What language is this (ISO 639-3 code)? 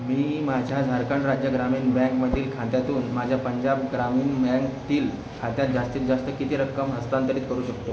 mar